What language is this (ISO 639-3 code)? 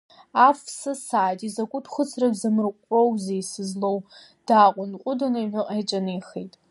abk